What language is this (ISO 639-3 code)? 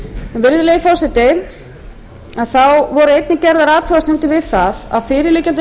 isl